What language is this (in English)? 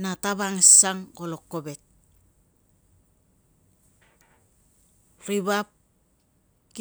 Tungag